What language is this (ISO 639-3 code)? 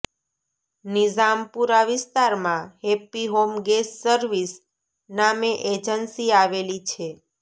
guj